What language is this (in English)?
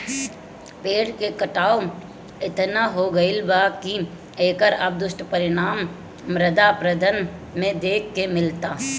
Bhojpuri